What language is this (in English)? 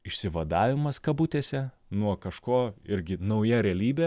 Lithuanian